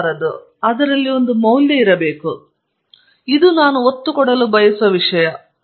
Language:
Kannada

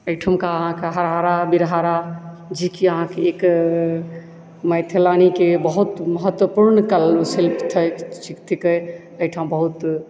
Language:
Maithili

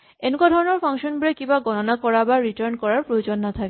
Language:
Assamese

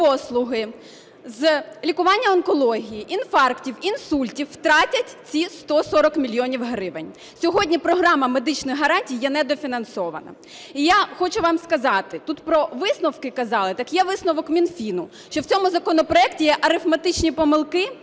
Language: Ukrainian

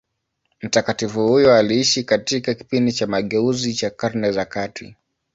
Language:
Swahili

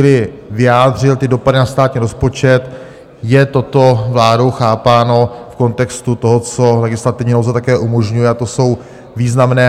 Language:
Czech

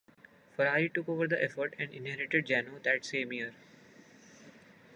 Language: English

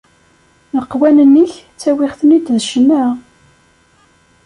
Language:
Kabyle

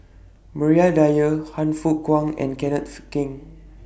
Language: English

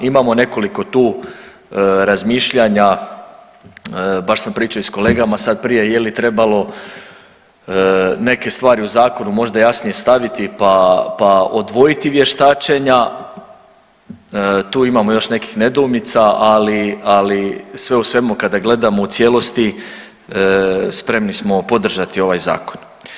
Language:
Croatian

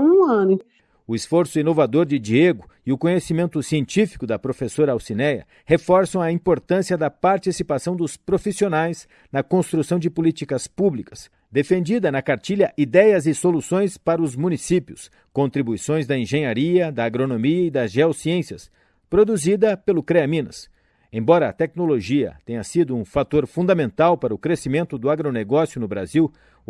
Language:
Portuguese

